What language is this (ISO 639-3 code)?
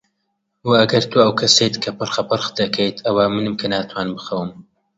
ckb